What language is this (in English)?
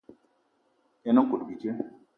Eton (Cameroon)